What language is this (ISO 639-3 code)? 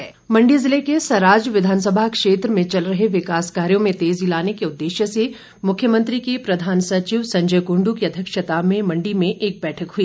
hin